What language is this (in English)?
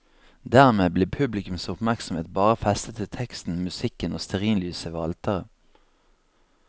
Norwegian